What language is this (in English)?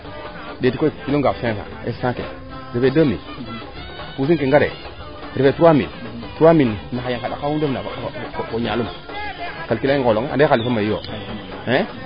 Serer